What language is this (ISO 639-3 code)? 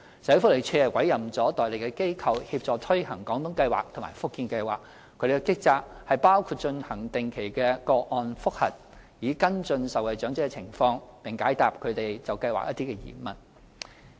yue